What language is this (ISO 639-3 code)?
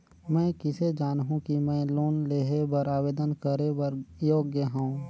hne